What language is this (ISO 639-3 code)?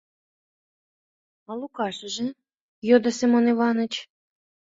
chm